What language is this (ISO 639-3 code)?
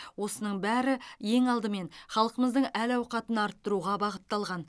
kaz